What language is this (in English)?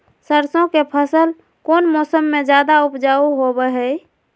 Magahi